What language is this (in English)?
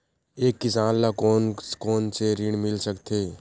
Chhattisgarhi